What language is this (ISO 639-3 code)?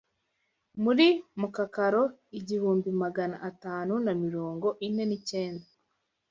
kin